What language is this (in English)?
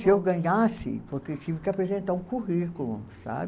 Portuguese